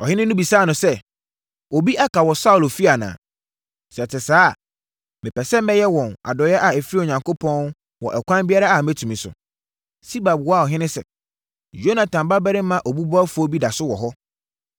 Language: Akan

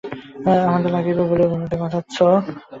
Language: Bangla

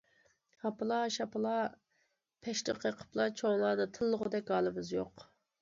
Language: Uyghur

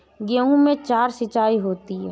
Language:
Hindi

